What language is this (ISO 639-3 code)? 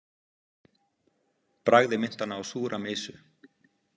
isl